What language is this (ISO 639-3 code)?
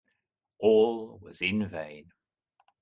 eng